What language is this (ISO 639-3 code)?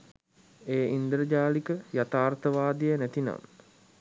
sin